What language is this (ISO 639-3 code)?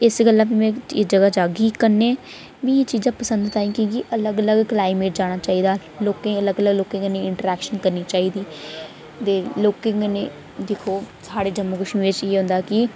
doi